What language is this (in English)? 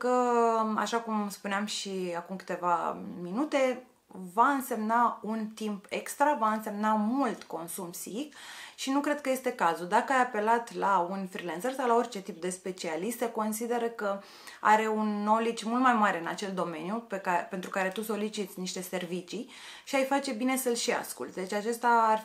Romanian